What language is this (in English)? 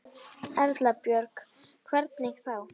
Icelandic